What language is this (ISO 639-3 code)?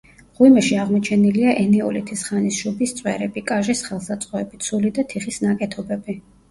kat